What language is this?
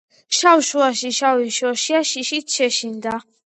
Georgian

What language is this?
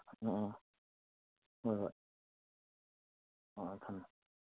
Manipuri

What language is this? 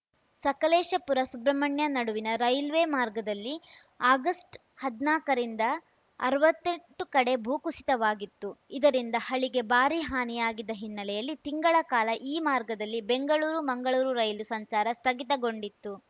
Kannada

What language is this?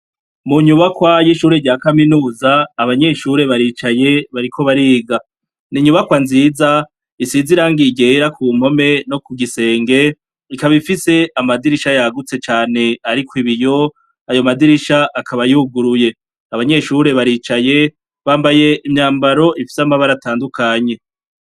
Rundi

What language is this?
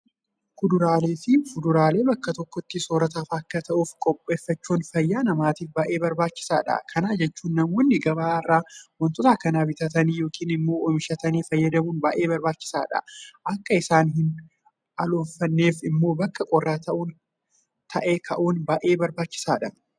Oromo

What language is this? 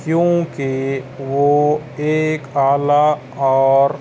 Urdu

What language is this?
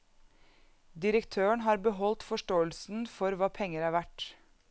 Norwegian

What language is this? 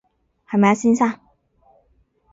Cantonese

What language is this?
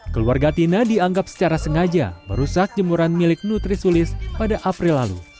Indonesian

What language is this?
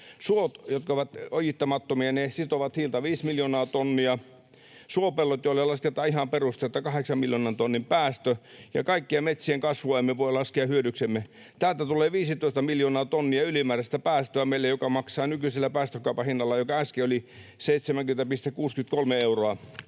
Finnish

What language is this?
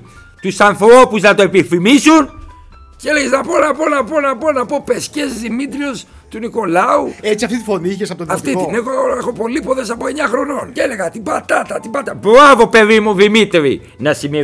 Greek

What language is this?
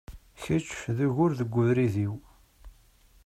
Kabyle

